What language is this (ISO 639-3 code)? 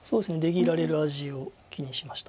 jpn